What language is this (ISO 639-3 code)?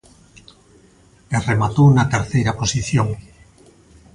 glg